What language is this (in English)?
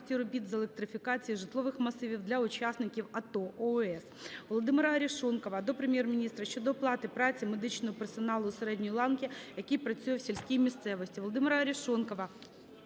Ukrainian